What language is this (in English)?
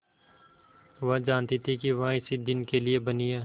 Hindi